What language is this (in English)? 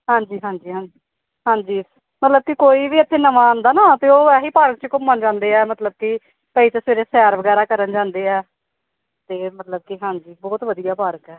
Punjabi